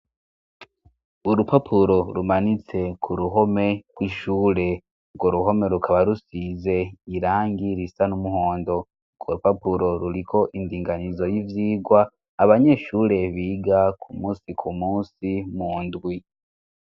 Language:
Rundi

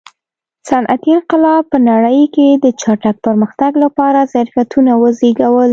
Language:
Pashto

